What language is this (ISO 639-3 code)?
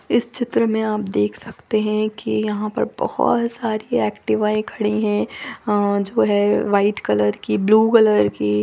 hin